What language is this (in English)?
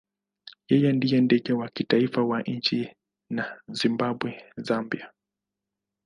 Swahili